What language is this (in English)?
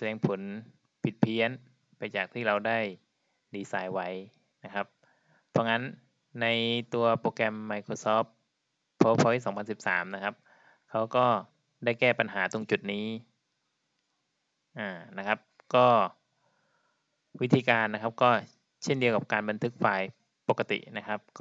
Thai